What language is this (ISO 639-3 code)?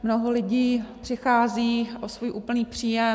ces